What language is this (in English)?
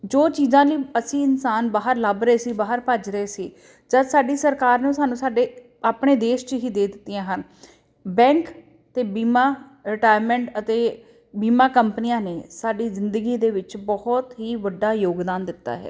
Punjabi